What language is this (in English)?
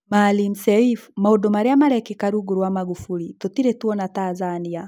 Kikuyu